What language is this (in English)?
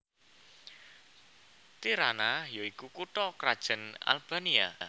Javanese